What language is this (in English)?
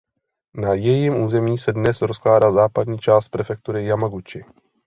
Czech